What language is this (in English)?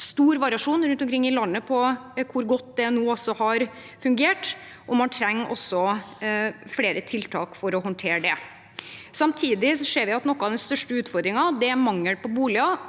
Norwegian